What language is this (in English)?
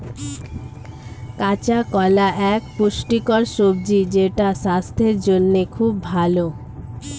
Bangla